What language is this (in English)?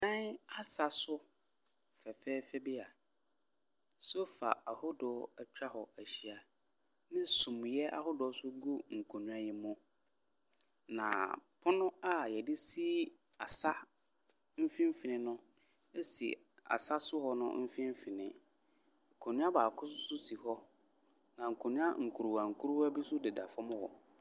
Akan